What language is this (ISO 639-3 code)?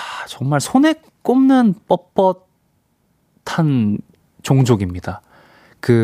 kor